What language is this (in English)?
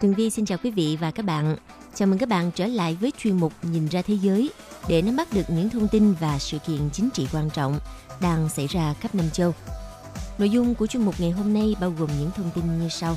Vietnamese